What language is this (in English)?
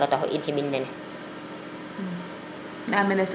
Serer